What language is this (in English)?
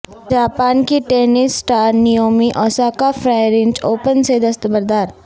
Urdu